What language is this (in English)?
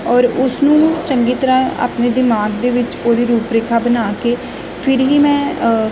Punjabi